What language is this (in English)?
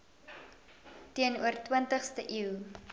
Afrikaans